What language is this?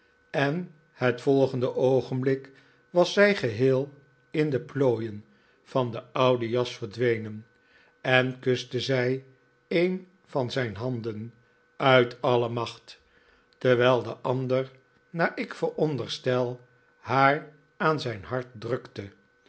Dutch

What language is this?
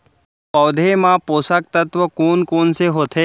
Chhattisgarhi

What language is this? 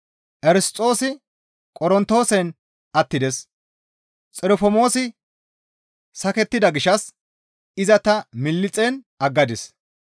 Gamo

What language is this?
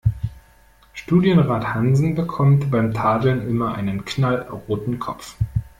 German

